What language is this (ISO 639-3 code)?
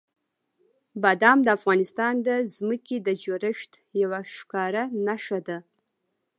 pus